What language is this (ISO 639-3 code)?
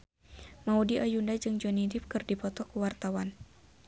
sun